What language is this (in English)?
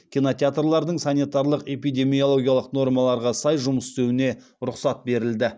Kazakh